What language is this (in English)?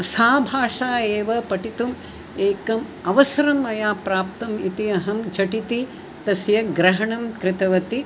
Sanskrit